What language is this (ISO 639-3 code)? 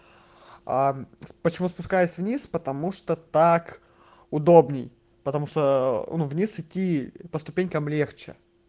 rus